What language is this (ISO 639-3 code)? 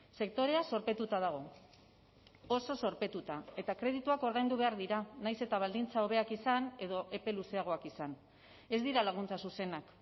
eus